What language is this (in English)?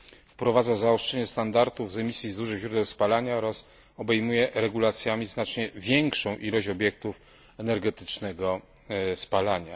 Polish